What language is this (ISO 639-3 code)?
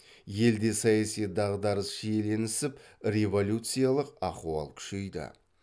kaz